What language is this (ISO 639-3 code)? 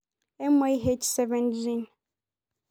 mas